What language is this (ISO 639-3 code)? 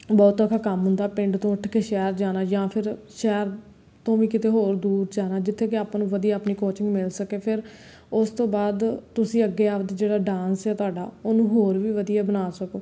pan